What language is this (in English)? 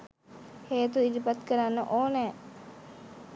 Sinhala